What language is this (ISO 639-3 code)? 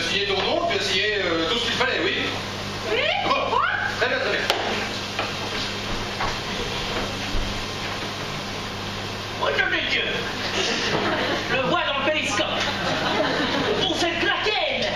fra